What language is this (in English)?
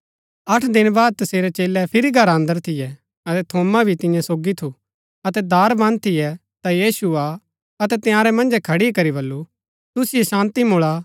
Gaddi